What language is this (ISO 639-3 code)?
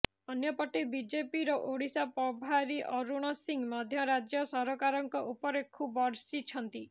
ori